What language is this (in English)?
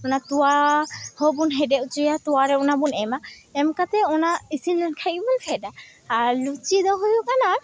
Santali